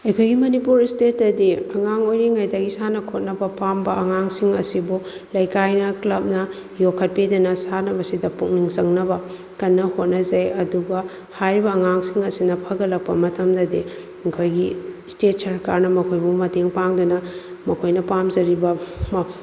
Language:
Manipuri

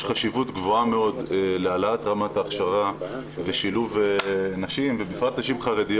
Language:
Hebrew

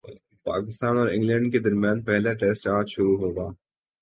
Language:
Urdu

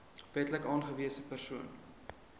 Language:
Afrikaans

